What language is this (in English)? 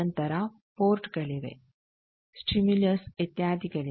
Kannada